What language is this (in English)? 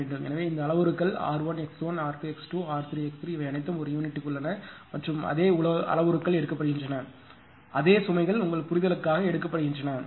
Tamil